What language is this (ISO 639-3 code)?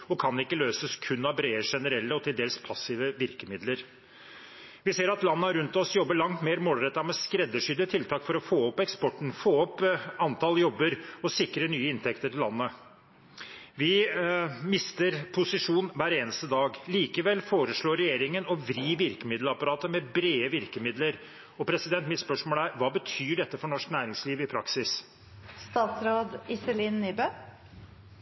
nob